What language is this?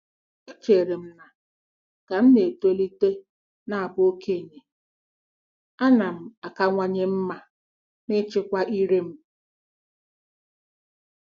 Igbo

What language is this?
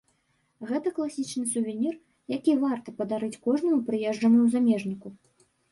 Belarusian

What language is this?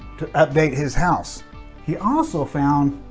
English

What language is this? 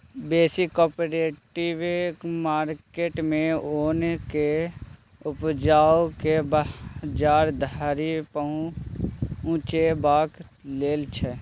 Maithili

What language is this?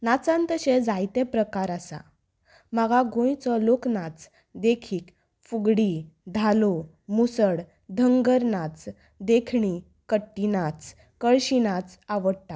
Konkani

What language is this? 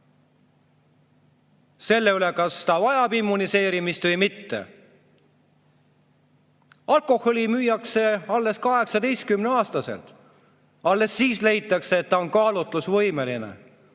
Estonian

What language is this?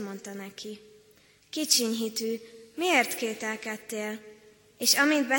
Hungarian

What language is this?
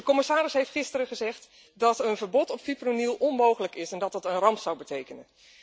Dutch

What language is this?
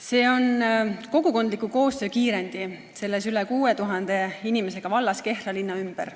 Estonian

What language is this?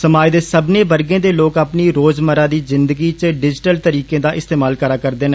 Dogri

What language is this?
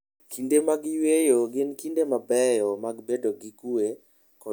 Luo (Kenya and Tanzania)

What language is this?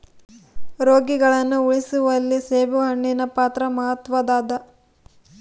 Kannada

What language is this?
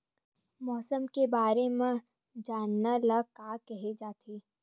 Chhattisgarhi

